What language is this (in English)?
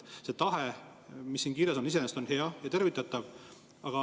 Estonian